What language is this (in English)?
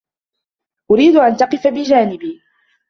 Arabic